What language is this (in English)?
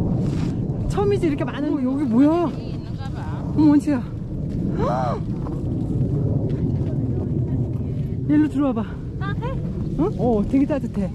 Korean